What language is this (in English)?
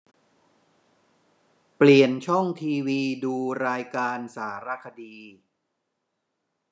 Thai